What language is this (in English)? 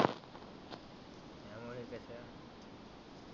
Marathi